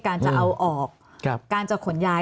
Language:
Thai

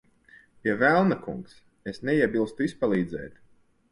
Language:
Latvian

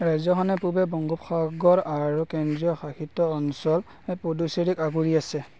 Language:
Assamese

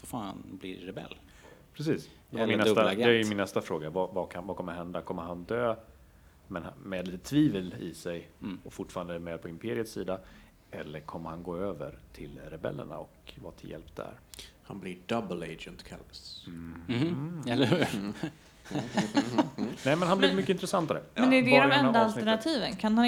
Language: Swedish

